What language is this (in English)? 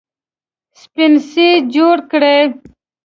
Pashto